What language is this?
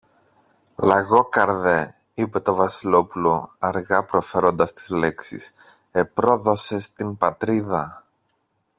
Greek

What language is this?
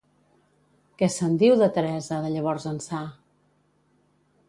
Catalan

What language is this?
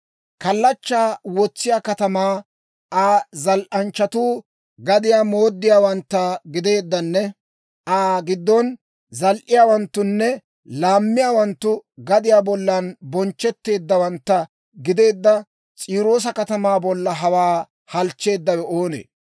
Dawro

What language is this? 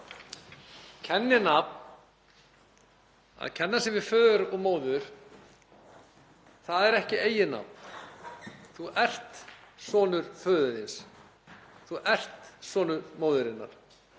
Icelandic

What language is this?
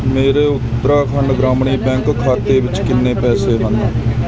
Punjabi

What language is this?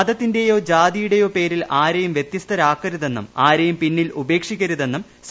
Malayalam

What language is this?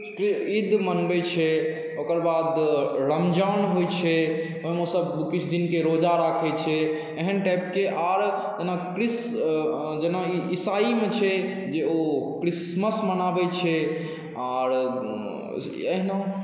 Maithili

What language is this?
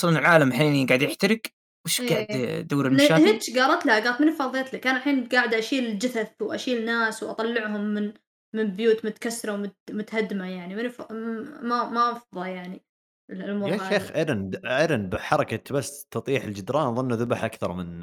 Arabic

